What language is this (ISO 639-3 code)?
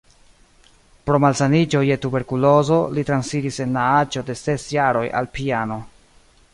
epo